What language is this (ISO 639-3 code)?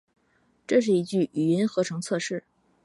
zho